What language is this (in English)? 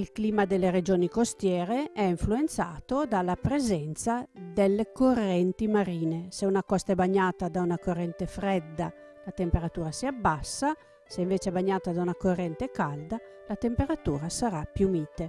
Italian